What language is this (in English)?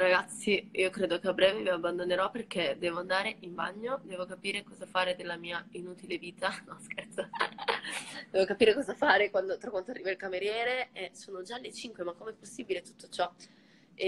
Italian